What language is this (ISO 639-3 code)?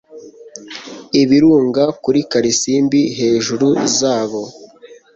kin